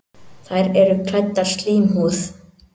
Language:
Icelandic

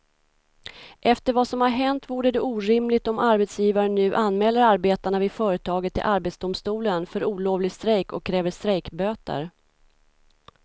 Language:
Swedish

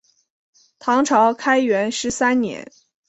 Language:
Chinese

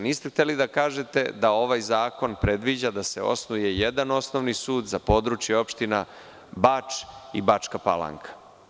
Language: Serbian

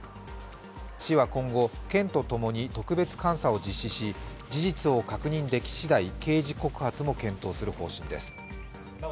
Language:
Japanese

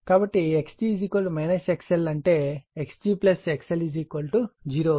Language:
Telugu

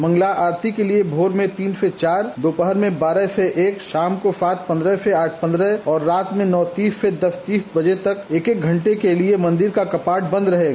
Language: Hindi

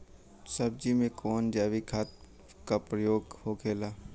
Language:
Bhojpuri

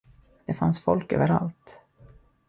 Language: Swedish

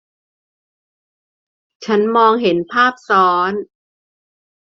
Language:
Thai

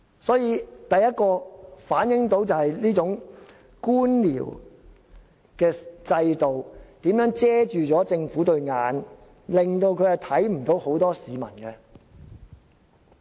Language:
Cantonese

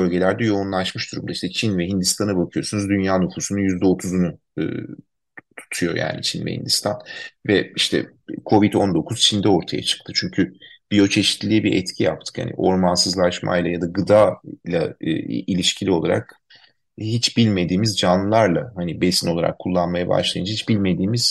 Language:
Turkish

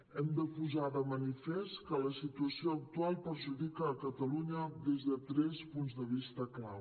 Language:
Catalan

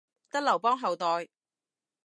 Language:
Cantonese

